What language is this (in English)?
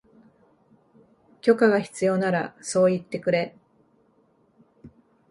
Japanese